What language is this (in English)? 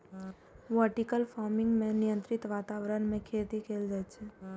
Maithili